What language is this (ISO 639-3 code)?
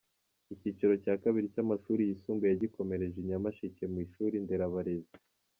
kin